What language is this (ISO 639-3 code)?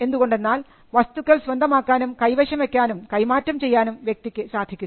mal